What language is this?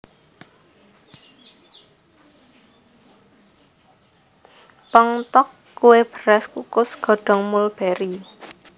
Javanese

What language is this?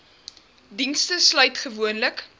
Afrikaans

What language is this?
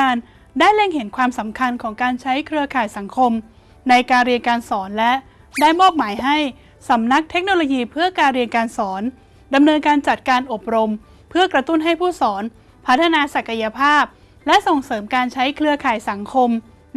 Thai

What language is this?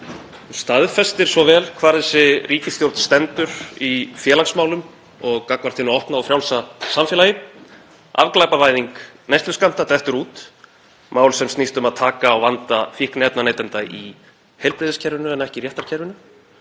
Icelandic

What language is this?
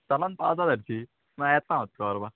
Konkani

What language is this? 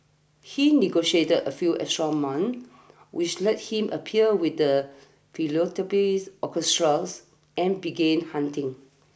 English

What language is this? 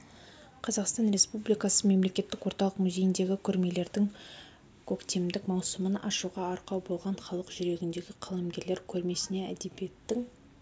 Kazakh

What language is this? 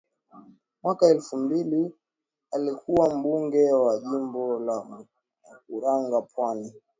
Swahili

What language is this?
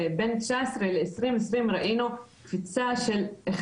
Hebrew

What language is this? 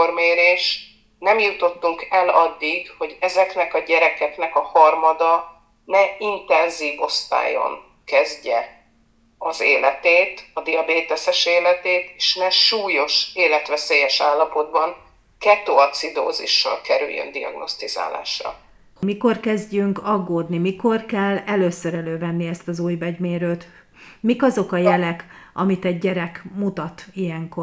Hungarian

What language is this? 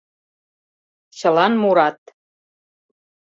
Mari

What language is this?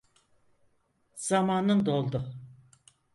Turkish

